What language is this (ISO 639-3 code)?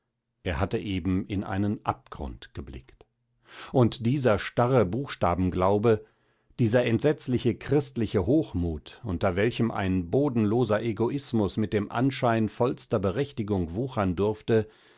deu